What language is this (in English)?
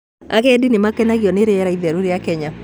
Kikuyu